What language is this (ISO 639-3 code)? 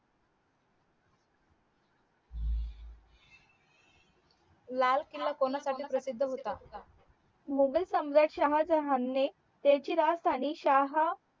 mar